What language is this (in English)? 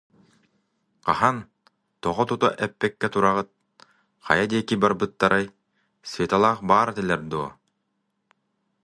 Yakut